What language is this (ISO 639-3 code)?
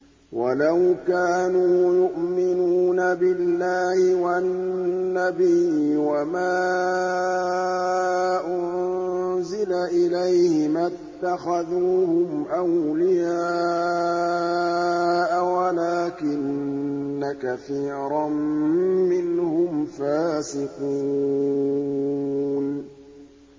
ara